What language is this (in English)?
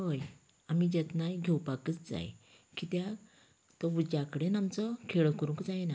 Konkani